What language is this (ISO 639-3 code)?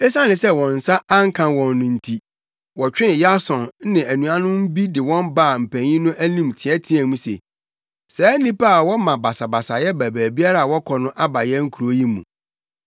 aka